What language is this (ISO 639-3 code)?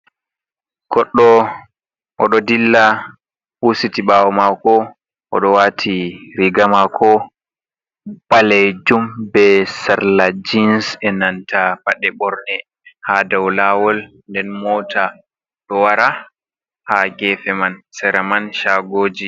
ful